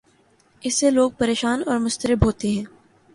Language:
Urdu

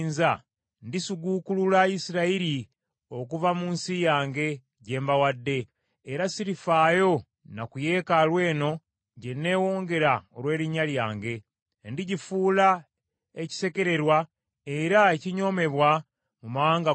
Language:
Ganda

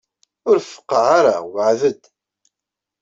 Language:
Kabyle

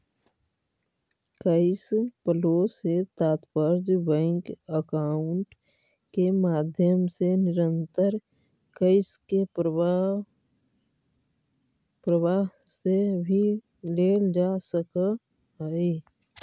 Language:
Magahi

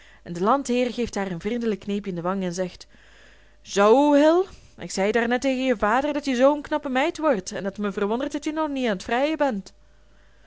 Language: Dutch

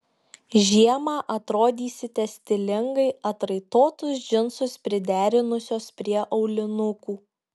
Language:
Lithuanian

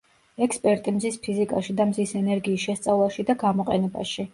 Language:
Georgian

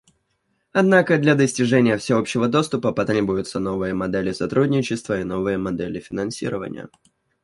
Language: Russian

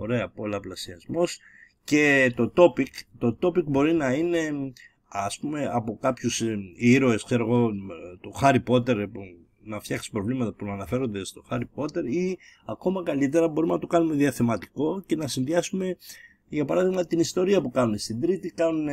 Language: Greek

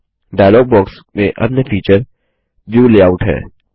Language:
Hindi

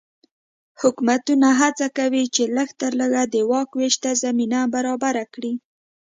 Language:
Pashto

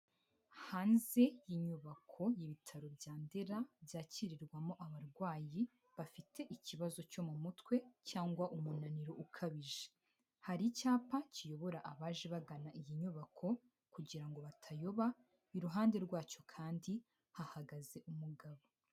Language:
Kinyarwanda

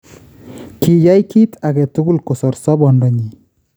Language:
Kalenjin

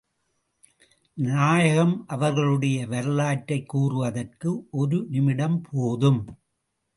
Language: Tamil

